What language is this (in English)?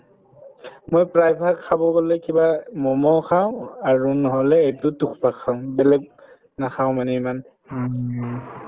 Assamese